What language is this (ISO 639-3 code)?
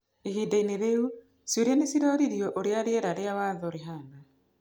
kik